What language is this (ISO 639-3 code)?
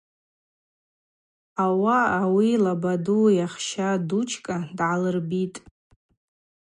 abq